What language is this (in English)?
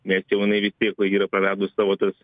Lithuanian